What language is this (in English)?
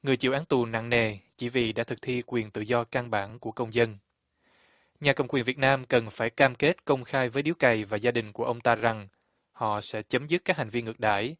Vietnamese